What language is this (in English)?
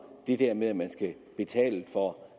Danish